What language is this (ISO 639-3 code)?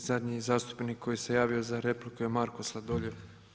hrv